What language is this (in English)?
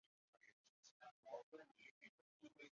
Chinese